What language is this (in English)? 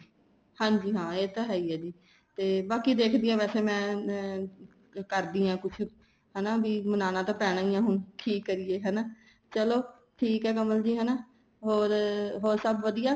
Punjabi